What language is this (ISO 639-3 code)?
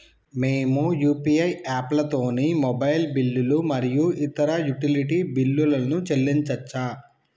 tel